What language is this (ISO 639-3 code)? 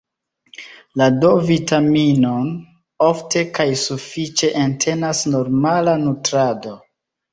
epo